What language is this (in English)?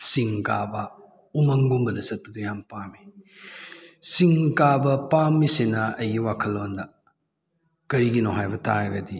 Manipuri